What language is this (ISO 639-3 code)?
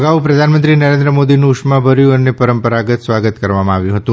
guj